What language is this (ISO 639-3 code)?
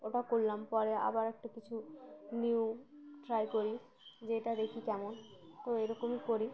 ben